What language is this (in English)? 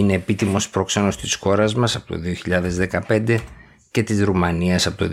Greek